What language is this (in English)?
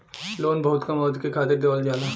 Bhojpuri